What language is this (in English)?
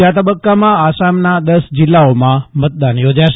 Gujarati